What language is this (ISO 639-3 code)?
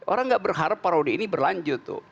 ind